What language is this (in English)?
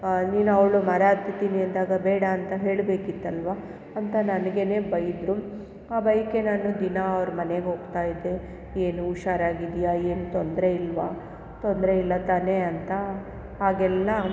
Kannada